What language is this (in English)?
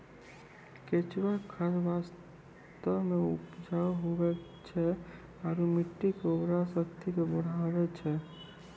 Maithili